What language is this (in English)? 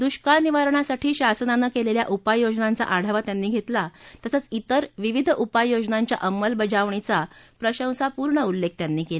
Marathi